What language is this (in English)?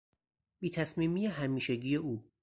Persian